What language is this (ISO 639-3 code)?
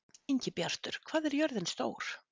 isl